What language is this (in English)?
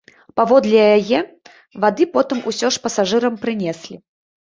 Belarusian